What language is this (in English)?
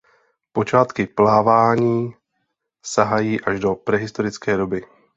Czech